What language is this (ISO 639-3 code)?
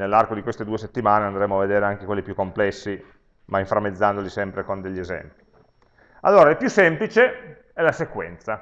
ita